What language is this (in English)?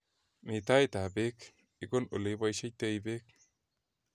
Kalenjin